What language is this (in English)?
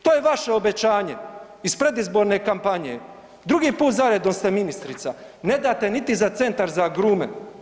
Croatian